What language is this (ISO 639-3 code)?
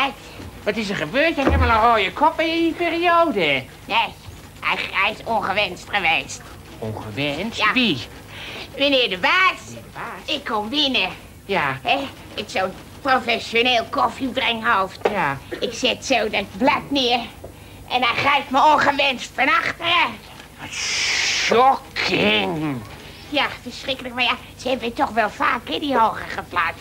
nld